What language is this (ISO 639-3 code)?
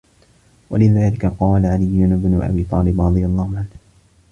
ara